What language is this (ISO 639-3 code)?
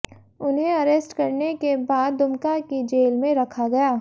hin